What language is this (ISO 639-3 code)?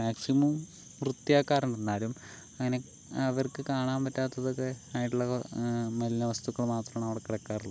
mal